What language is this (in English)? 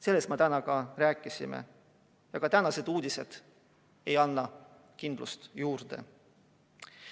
Estonian